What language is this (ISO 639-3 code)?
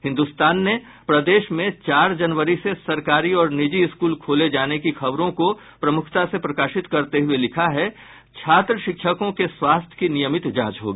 hin